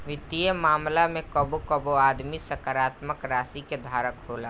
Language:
Bhojpuri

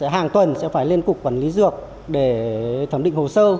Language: Vietnamese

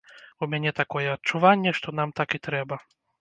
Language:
Belarusian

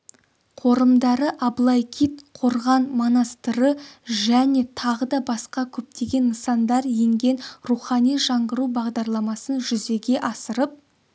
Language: Kazakh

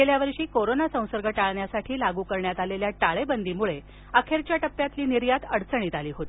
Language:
Marathi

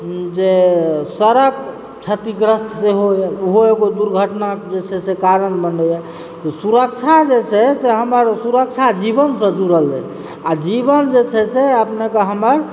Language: Maithili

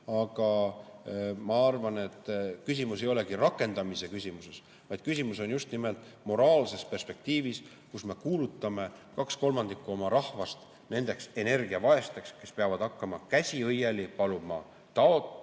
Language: Estonian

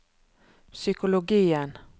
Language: Norwegian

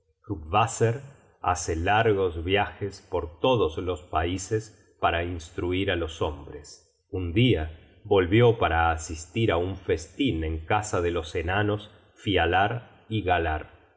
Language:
Spanish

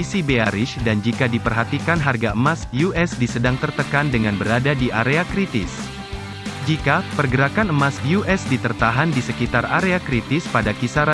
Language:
Indonesian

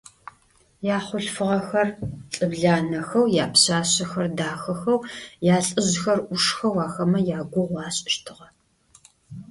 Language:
Adyghe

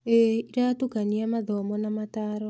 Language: Kikuyu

